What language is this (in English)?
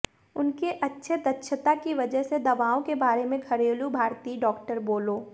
Hindi